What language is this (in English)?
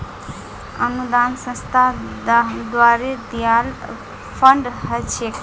Magahi